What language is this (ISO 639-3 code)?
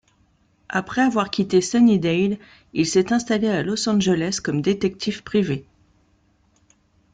fra